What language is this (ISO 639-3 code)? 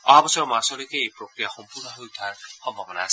asm